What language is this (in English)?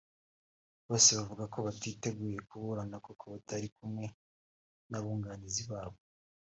Kinyarwanda